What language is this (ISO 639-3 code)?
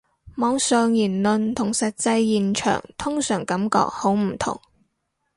yue